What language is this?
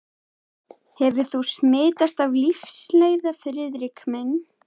Icelandic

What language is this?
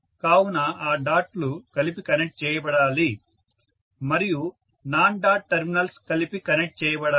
Telugu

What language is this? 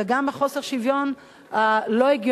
Hebrew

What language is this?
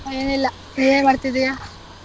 Kannada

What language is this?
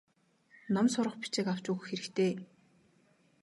Mongolian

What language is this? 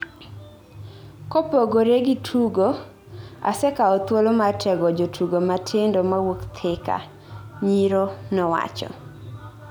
Luo (Kenya and Tanzania)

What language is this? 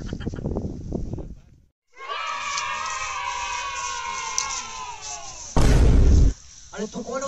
Hindi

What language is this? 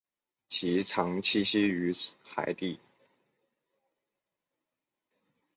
Chinese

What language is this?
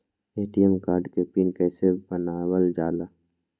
Magahi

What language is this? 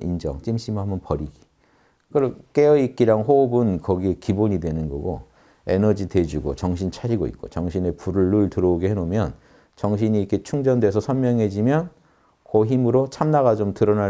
Korean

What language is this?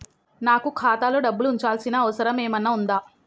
Telugu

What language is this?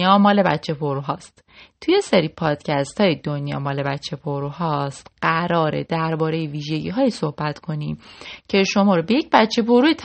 Persian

